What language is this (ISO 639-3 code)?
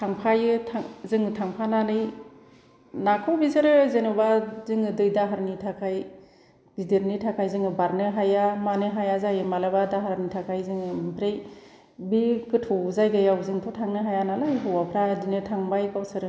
brx